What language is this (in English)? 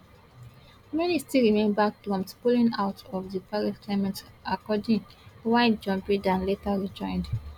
Nigerian Pidgin